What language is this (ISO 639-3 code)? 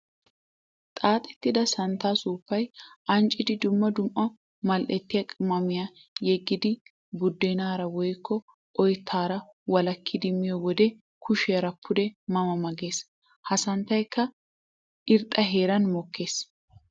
wal